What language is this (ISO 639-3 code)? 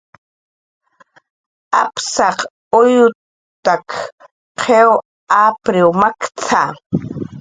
jqr